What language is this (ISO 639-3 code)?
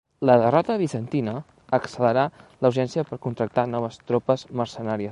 cat